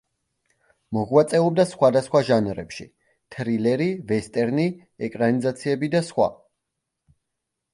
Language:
Georgian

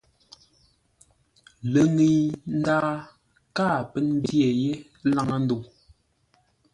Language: Ngombale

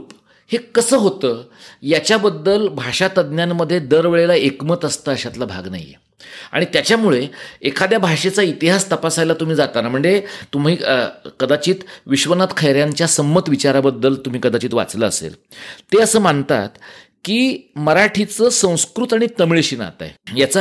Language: Marathi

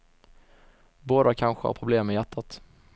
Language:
Swedish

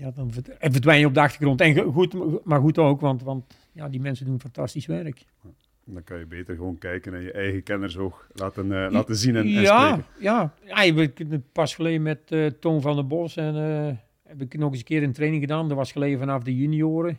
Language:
Dutch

